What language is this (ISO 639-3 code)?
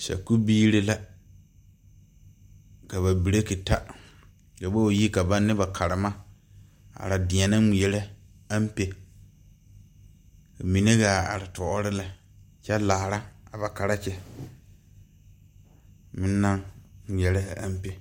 dga